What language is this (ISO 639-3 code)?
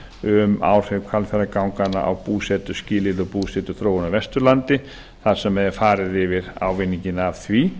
isl